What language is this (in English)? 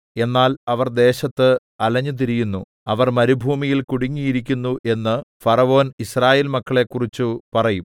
Malayalam